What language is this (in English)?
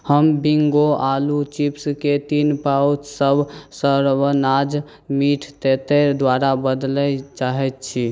Maithili